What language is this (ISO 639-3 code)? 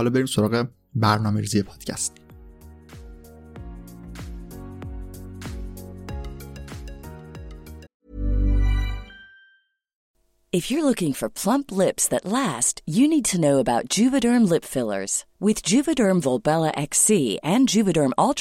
fas